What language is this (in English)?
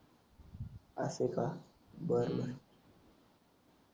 Marathi